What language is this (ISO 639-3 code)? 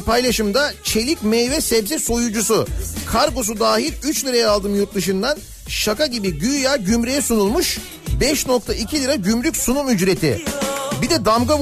tur